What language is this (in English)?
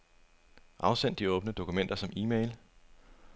Danish